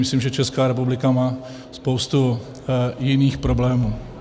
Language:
Czech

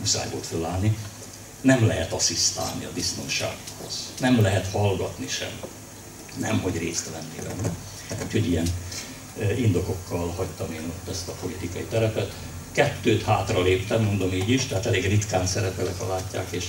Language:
Hungarian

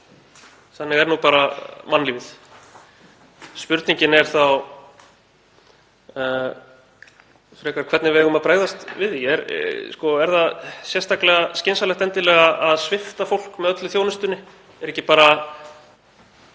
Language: Icelandic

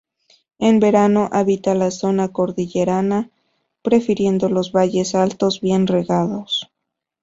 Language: Spanish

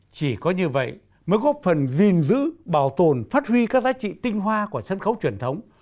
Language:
Vietnamese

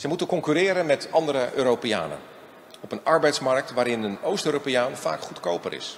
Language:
Dutch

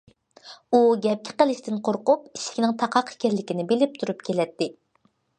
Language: Uyghur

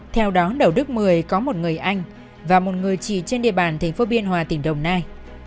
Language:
Vietnamese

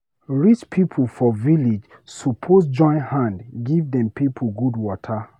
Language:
Nigerian Pidgin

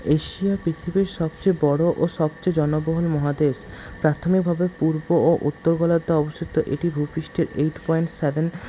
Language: Bangla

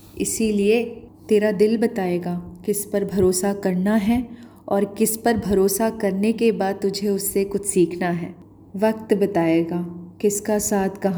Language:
Hindi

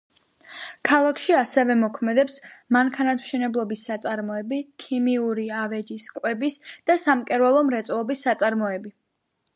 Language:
Georgian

